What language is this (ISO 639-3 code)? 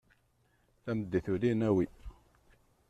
kab